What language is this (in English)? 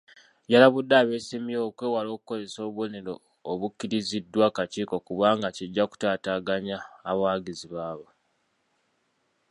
Ganda